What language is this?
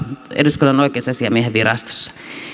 Finnish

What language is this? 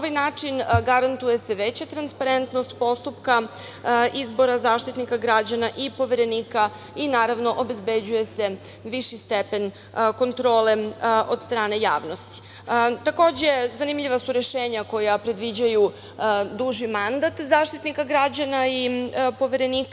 Serbian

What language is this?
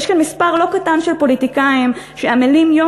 Hebrew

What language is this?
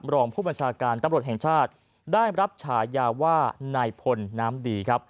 Thai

